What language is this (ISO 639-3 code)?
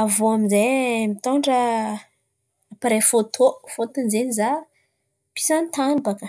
xmv